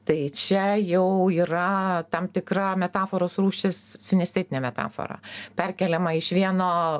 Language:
Lithuanian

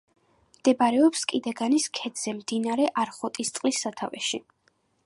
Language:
Georgian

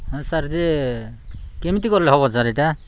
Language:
Odia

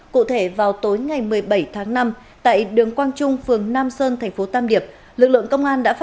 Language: Vietnamese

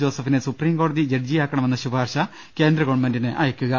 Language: Malayalam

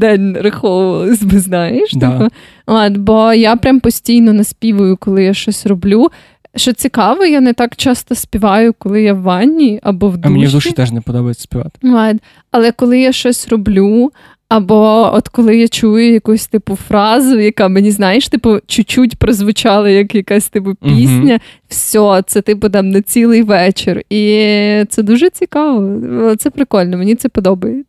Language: Ukrainian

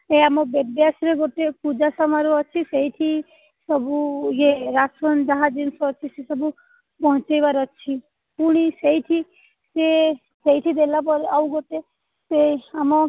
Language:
Odia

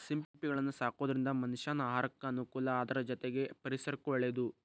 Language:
Kannada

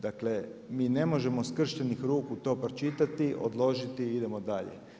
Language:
Croatian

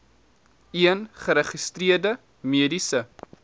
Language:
Afrikaans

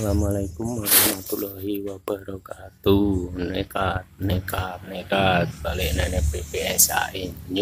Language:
Indonesian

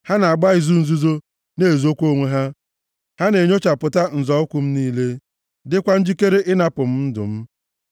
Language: Igbo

